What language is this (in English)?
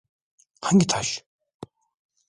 Turkish